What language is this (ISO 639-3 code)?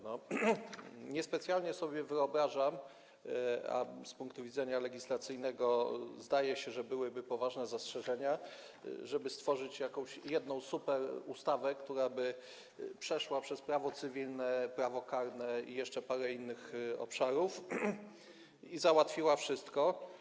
pol